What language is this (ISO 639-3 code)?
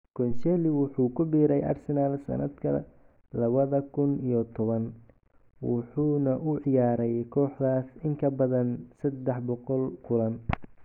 som